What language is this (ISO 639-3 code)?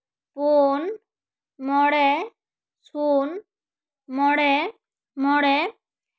sat